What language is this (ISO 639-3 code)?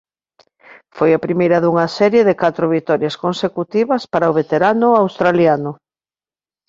glg